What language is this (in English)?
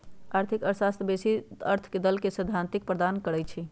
Magahi